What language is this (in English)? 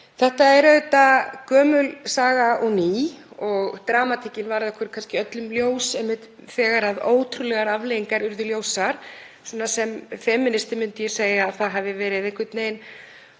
Icelandic